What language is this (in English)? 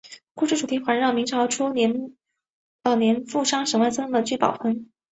Chinese